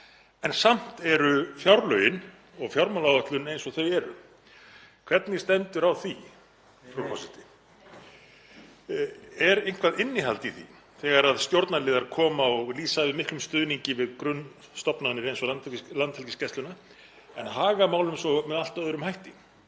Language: Icelandic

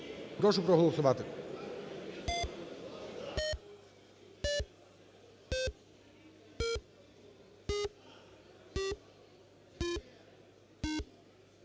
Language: Ukrainian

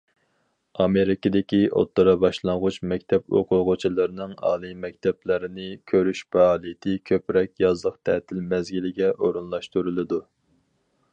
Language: Uyghur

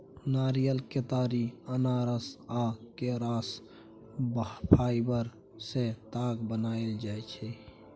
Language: Maithili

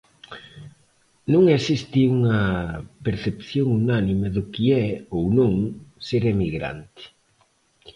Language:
Galician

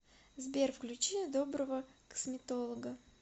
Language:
Russian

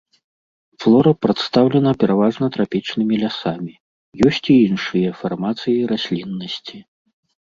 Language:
Belarusian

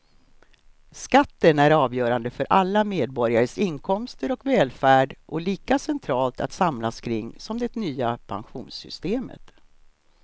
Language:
Swedish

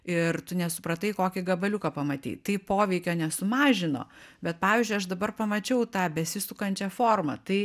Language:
Lithuanian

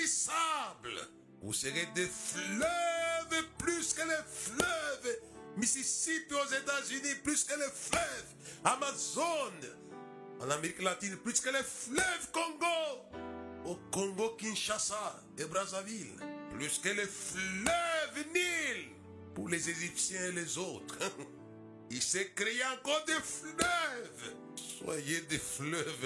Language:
French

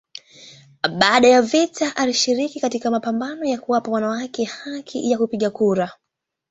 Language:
Swahili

